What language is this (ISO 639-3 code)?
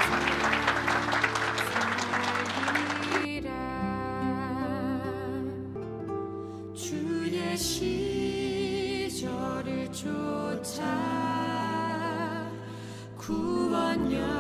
kor